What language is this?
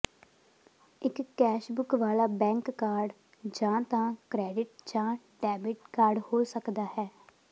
Punjabi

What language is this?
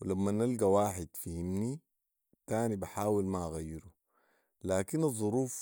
Sudanese Arabic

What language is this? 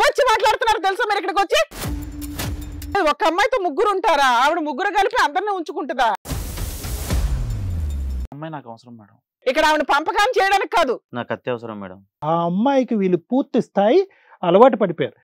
Telugu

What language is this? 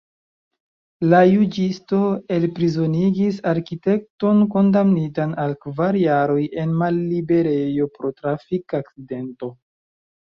Esperanto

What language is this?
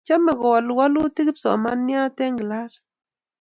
Kalenjin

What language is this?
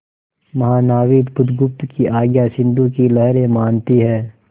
Hindi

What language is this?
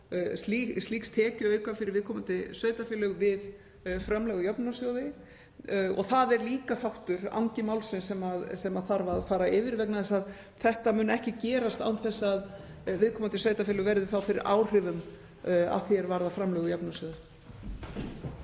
Icelandic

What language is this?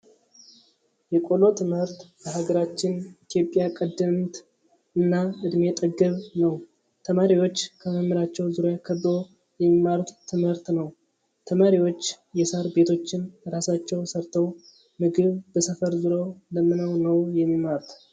Amharic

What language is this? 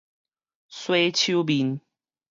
Min Nan Chinese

